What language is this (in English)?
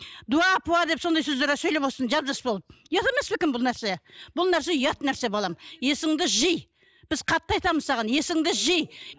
Kazakh